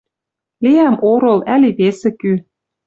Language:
Western Mari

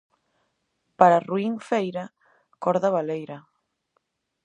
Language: Galician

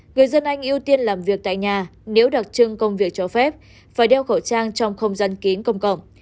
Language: Vietnamese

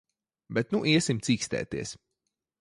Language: Latvian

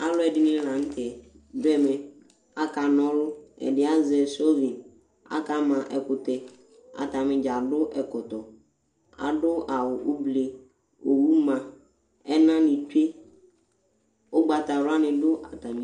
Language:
Ikposo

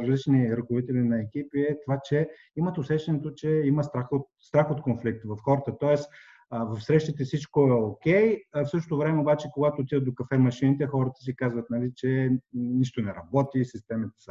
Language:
Bulgarian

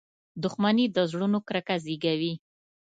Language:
Pashto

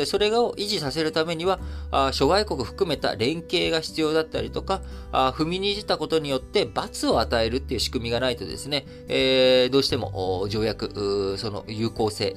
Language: Japanese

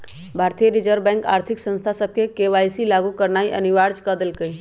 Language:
Magahi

